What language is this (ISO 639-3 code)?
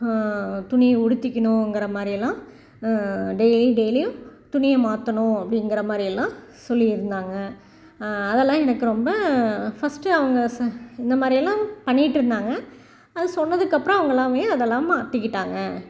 tam